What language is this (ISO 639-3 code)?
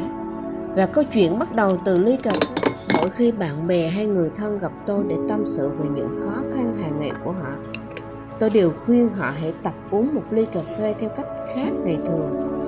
vie